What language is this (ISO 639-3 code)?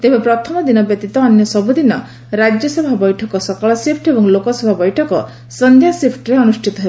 ori